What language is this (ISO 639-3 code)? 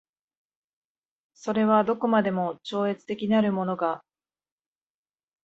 jpn